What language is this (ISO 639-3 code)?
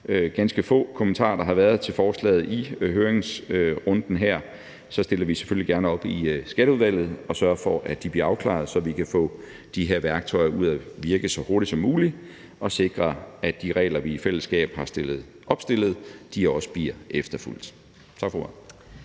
dan